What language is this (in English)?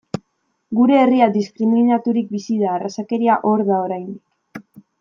Basque